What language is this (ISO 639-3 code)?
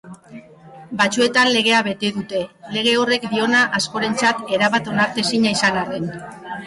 eus